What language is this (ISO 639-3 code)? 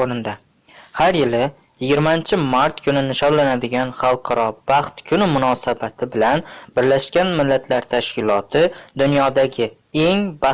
tur